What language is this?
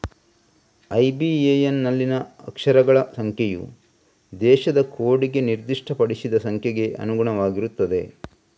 Kannada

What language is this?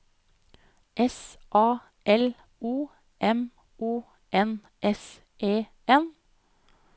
Norwegian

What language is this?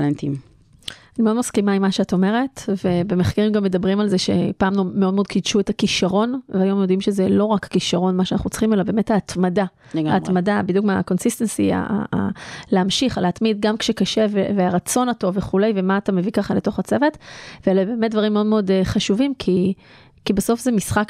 Hebrew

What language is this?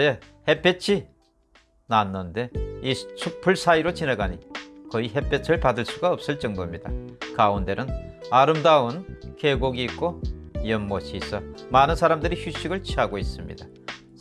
Korean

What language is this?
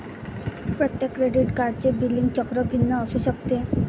Marathi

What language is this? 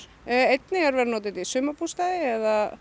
Icelandic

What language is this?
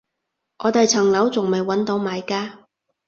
Cantonese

